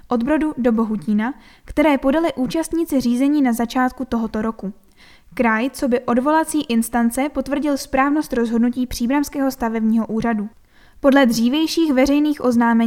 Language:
Czech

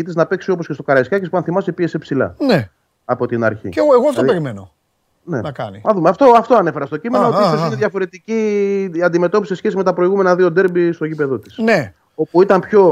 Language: Greek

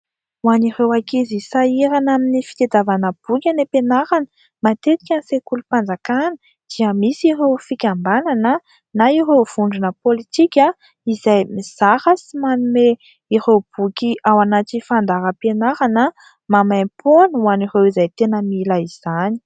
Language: Malagasy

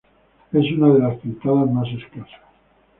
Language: Spanish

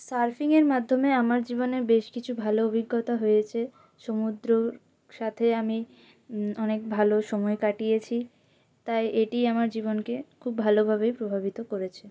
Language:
Bangla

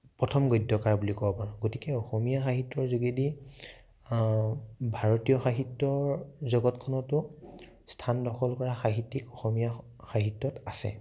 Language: Assamese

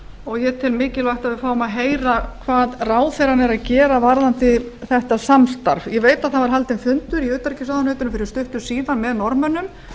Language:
Icelandic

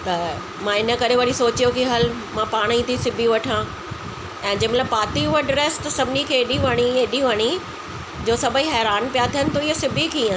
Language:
Sindhi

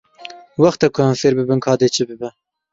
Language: Kurdish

